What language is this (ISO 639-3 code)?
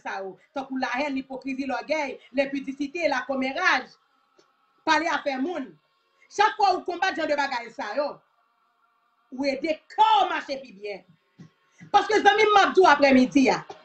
fra